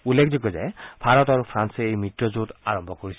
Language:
Assamese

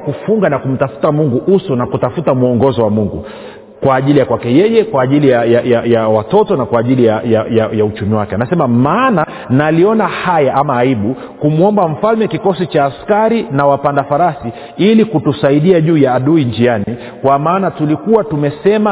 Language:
Swahili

